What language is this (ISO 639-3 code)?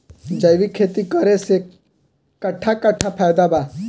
bho